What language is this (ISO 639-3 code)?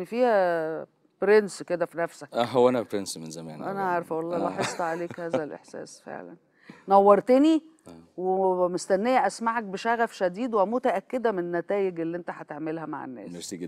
ara